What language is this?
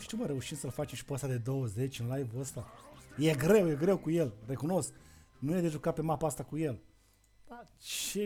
Romanian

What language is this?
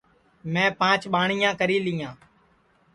Sansi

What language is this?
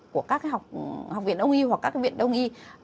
Vietnamese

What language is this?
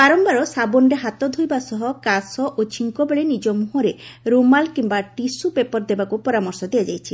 Odia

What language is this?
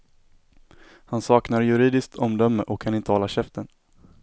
Swedish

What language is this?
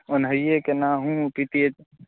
Maithili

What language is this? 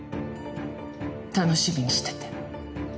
Japanese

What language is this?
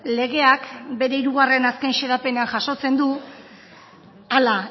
Basque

